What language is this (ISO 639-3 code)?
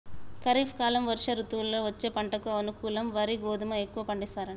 tel